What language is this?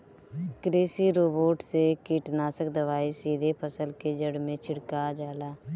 Bhojpuri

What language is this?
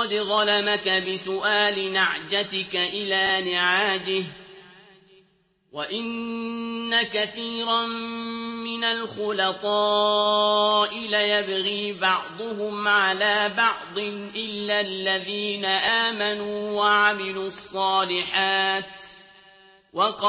Arabic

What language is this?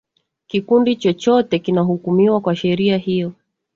Swahili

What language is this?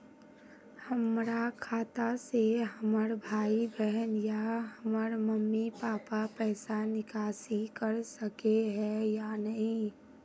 Magahi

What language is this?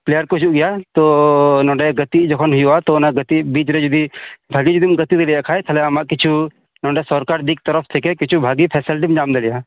Santali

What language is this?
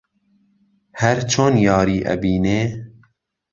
Central Kurdish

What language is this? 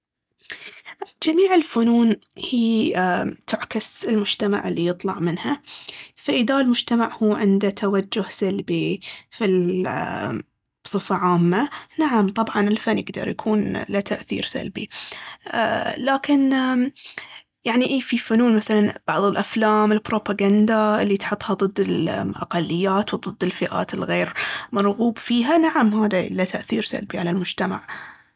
Baharna Arabic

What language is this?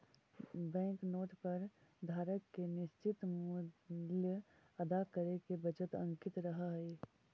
Magahi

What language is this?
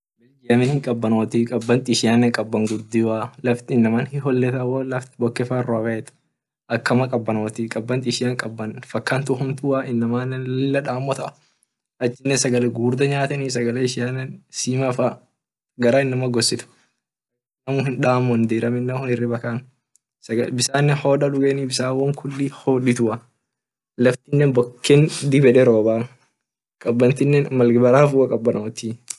Orma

